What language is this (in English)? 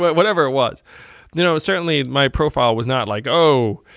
English